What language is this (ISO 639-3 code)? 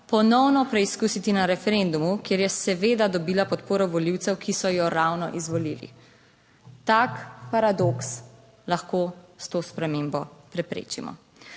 slv